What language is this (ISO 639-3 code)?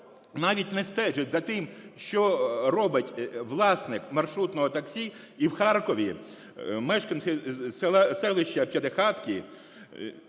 ukr